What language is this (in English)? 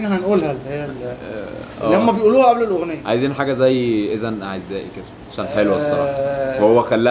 Arabic